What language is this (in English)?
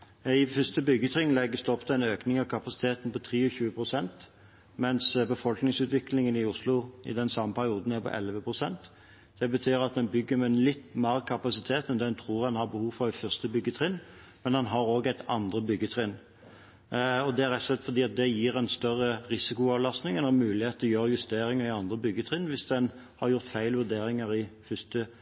Norwegian Bokmål